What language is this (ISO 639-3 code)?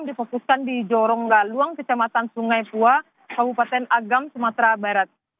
ind